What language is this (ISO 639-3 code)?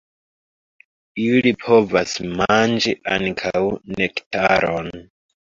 epo